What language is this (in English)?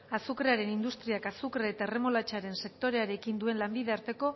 Basque